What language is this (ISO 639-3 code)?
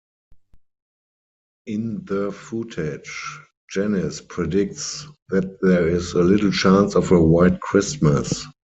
eng